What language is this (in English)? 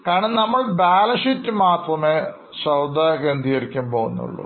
Malayalam